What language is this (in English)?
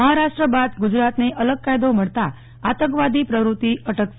Gujarati